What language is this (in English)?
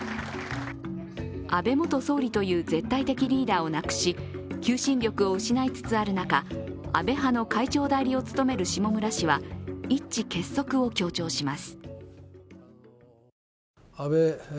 Japanese